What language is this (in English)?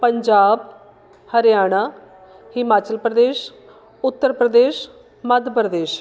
Punjabi